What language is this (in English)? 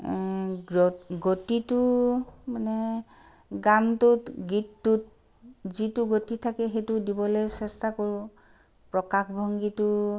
Assamese